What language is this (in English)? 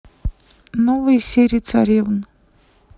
Russian